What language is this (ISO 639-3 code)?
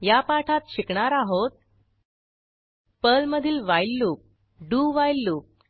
mar